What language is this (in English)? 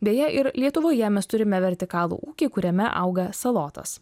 Lithuanian